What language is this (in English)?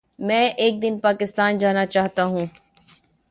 Urdu